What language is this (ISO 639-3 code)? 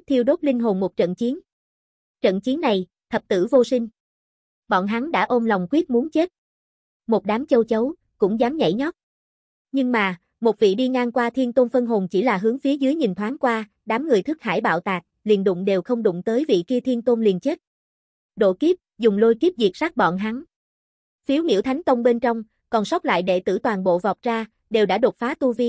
vie